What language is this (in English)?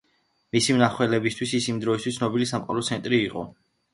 Georgian